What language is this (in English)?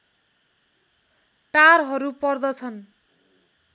Nepali